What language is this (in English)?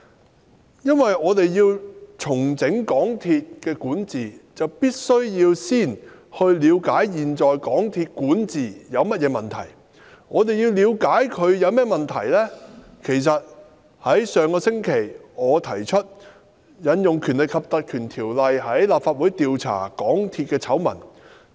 Cantonese